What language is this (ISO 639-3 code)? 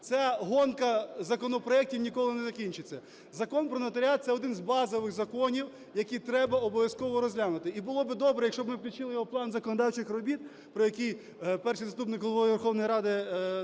ukr